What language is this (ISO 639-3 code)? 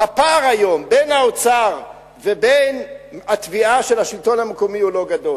heb